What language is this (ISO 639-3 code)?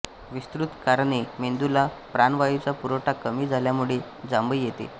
mar